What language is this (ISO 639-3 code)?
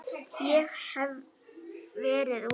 isl